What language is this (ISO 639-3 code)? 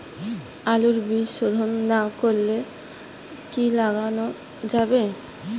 ben